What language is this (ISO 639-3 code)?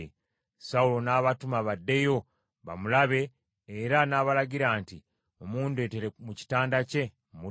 lug